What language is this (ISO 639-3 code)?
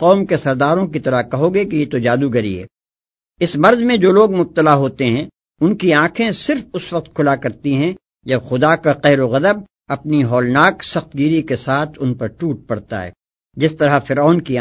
urd